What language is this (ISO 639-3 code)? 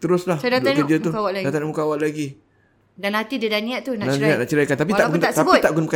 msa